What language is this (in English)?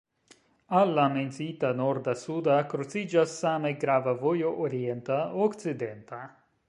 Esperanto